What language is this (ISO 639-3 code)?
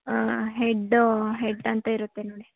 kan